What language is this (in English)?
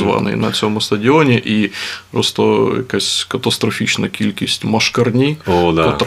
Ukrainian